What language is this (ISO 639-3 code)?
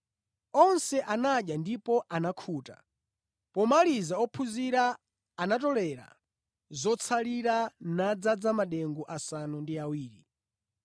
nya